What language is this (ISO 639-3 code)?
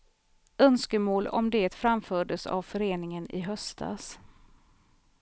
swe